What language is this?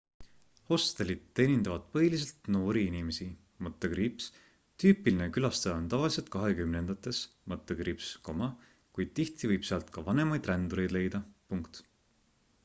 Estonian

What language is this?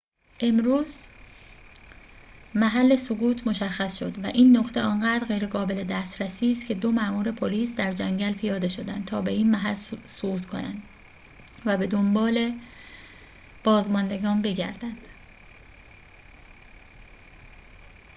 Persian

